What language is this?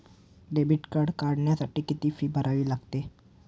Marathi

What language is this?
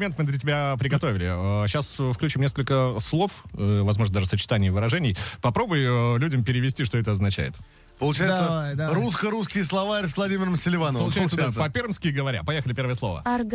Russian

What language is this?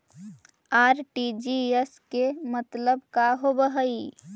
Magahi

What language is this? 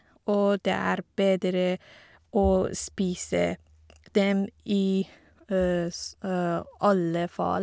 Norwegian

